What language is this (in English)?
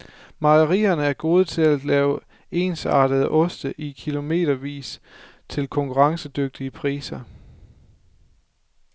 Danish